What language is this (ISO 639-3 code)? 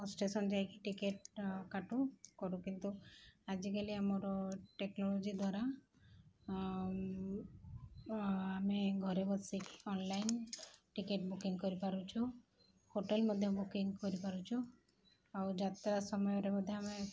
ori